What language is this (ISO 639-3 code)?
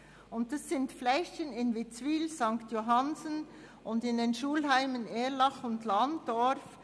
gsw